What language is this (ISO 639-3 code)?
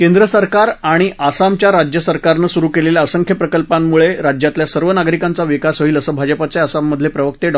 mar